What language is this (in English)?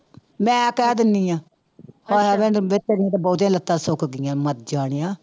Punjabi